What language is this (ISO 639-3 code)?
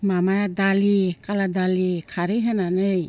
brx